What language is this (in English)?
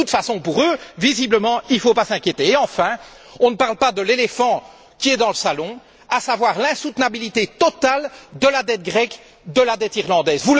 French